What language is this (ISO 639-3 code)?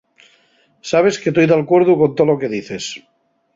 ast